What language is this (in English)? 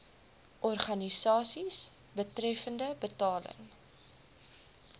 Afrikaans